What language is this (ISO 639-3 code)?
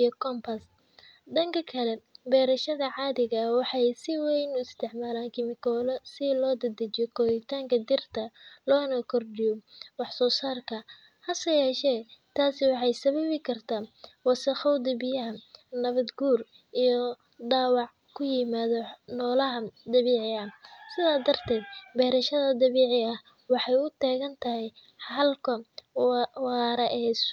som